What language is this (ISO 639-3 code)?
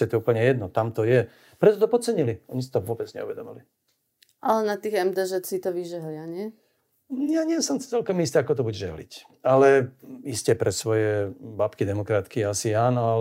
slk